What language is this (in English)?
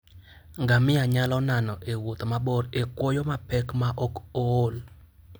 Luo (Kenya and Tanzania)